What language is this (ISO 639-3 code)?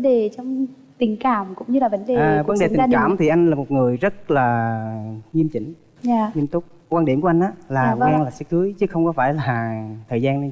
vie